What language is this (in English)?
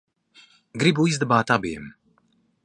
Latvian